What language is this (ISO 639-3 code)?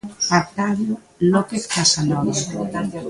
glg